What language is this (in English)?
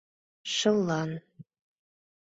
Mari